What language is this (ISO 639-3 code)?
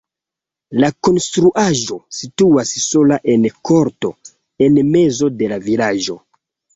epo